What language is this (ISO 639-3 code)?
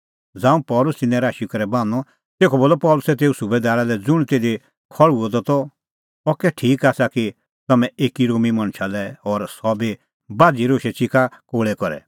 kfx